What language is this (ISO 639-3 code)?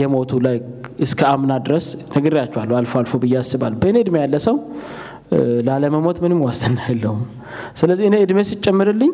amh